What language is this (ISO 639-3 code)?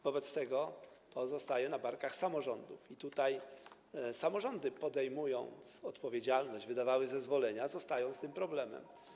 pol